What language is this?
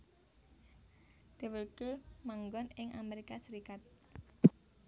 Javanese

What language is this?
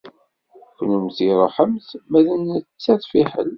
Kabyle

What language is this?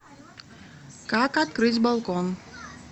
Russian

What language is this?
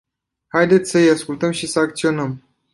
Romanian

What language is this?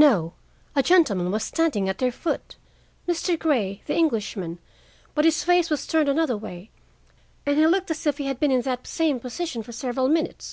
English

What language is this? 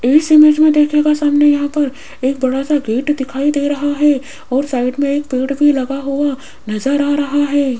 Hindi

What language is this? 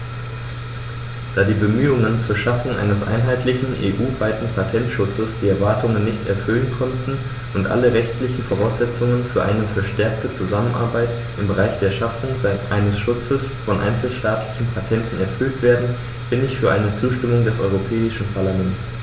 German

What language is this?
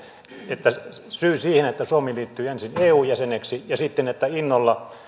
Finnish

